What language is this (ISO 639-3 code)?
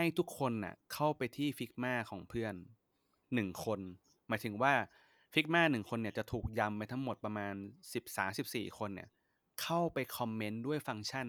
tha